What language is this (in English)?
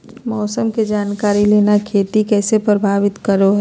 Magahi